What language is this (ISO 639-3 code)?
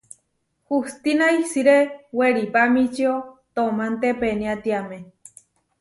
var